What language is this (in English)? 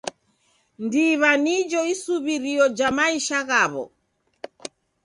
Taita